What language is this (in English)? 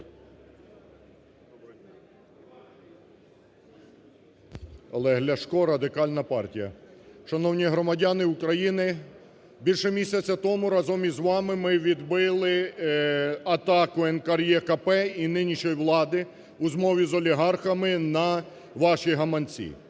Ukrainian